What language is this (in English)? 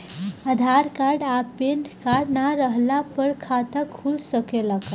Bhojpuri